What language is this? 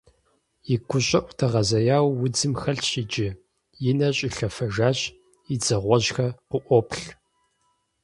Kabardian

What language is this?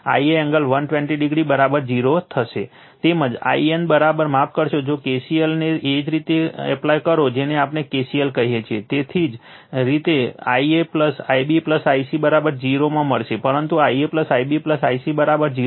Gujarati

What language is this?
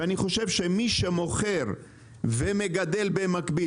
Hebrew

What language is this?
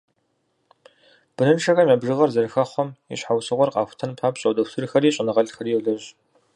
Kabardian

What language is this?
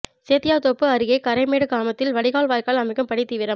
Tamil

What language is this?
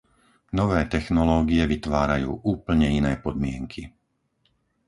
Slovak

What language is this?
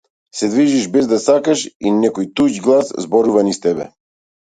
Macedonian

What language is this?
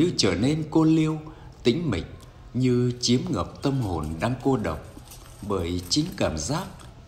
Vietnamese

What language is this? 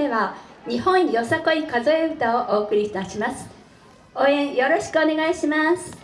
Japanese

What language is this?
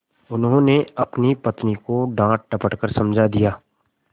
Hindi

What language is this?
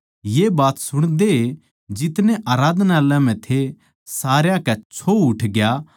Haryanvi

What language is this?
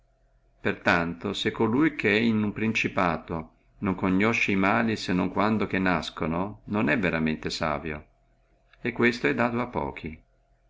Italian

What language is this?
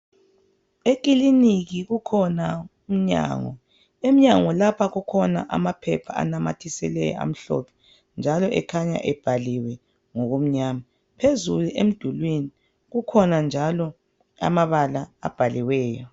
North Ndebele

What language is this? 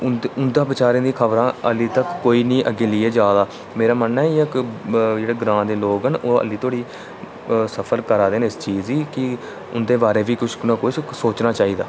Dogri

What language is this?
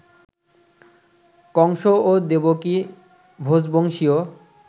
Bangla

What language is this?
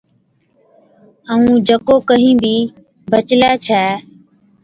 Od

